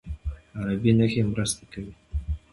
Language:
Pashto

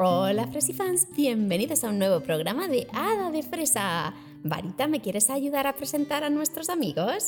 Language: Spanish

